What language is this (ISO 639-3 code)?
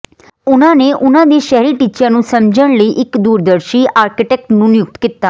pan